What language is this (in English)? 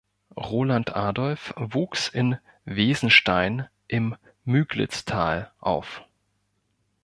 German